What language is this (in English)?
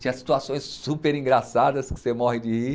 Portuguese